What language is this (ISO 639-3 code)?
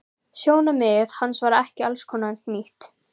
isl